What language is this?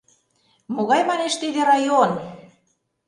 Mari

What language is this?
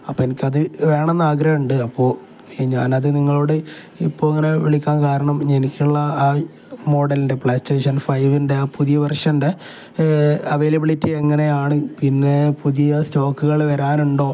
Malayalam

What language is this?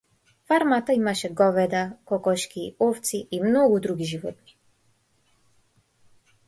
Macedonian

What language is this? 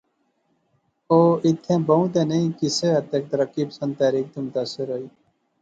Pahari-Potwari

